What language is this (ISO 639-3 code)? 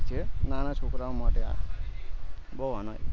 guj